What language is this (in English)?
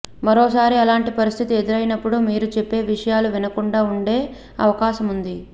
Telugu